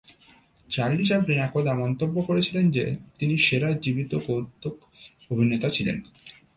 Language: Bangla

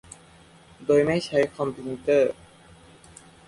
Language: Thai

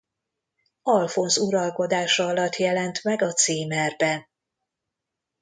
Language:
Hungarian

